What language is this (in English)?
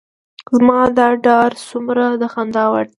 Pashto